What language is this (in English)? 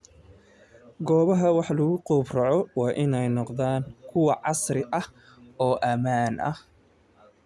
Somali